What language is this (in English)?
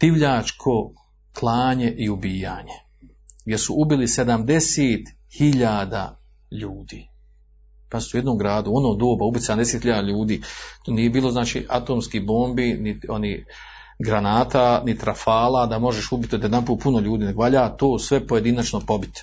Croatian